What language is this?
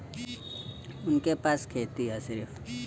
Bhojpuri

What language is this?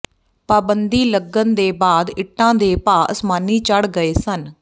Punjabi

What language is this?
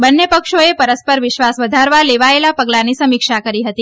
Gujarati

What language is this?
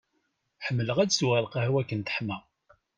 Kabyle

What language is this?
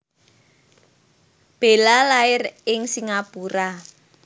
Javanese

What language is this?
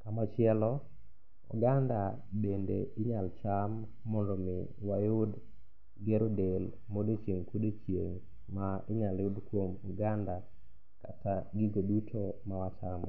Luo (Kenya and Tanzania)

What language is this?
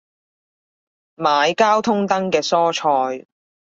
Cantonese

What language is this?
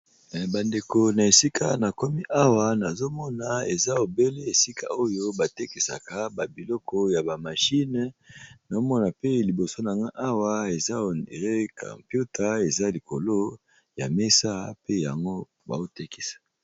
Lingala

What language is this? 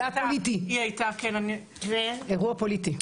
Hebrew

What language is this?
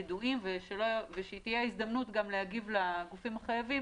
Hebrew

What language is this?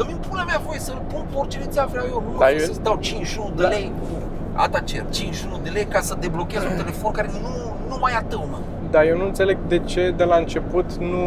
Romanian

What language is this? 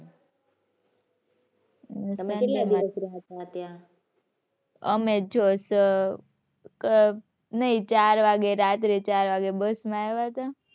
Gujarati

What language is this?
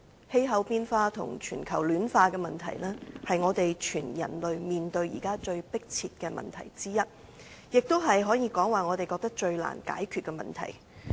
Cantonese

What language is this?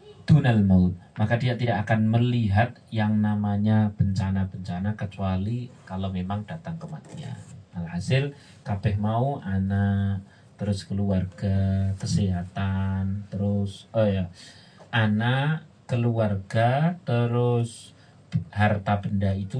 Indonesian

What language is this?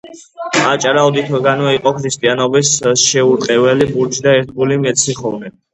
Georgian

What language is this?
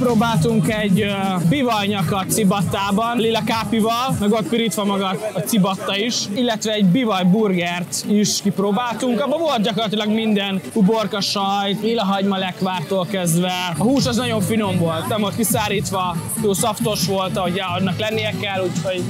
Hungarian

